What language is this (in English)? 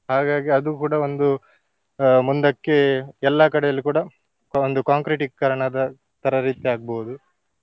Kannada